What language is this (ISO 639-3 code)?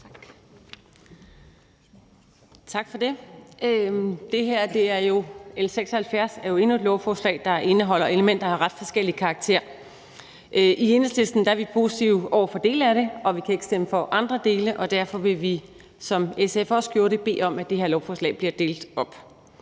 dan